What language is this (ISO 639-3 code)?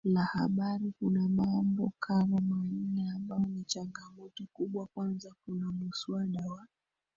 swa